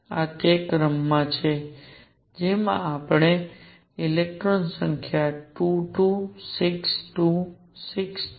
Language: Gujarati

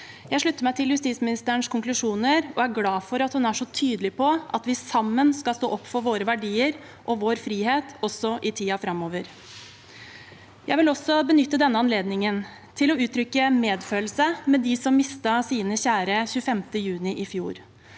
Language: Norwegian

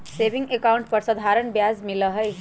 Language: Magahi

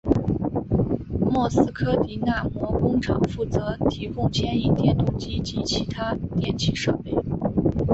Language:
Chinese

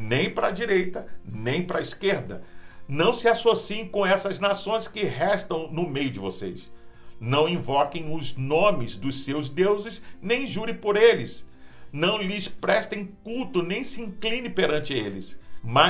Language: Portuguese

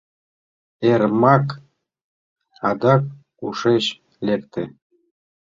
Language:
Mari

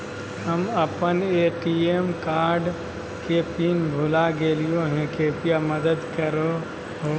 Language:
Magahi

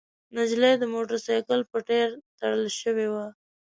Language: Pashto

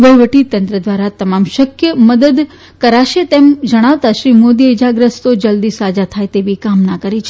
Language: Gujarati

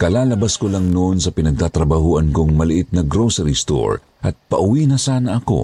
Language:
Filipino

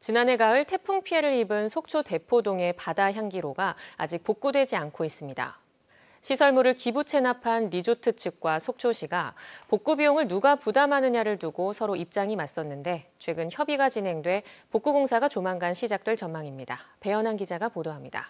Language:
Korean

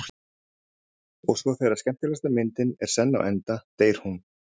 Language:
Icelandic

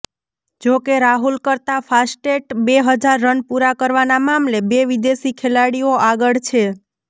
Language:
Gujarati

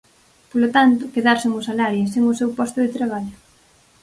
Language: Galician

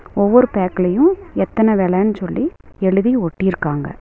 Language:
Tamil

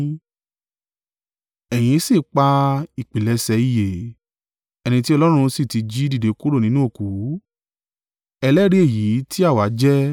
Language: Yoruba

